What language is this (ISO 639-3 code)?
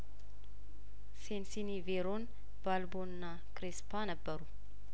amh